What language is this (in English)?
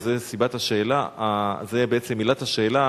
Hebrew